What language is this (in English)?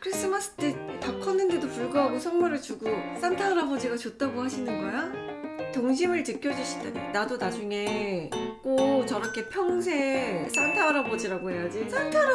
Korean